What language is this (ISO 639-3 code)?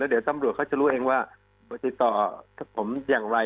tha